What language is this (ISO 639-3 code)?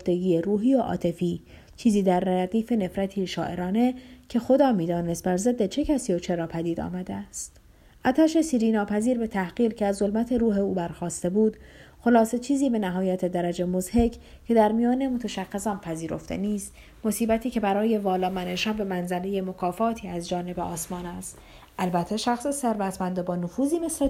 fas